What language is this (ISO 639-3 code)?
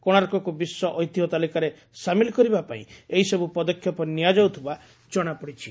ori